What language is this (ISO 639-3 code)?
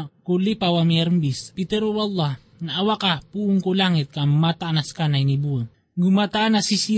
fil